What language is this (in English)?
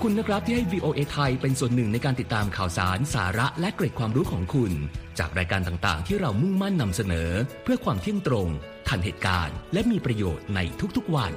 Thai